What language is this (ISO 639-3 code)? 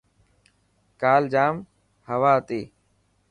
mki